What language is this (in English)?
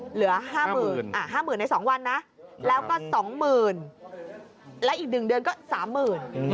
Thai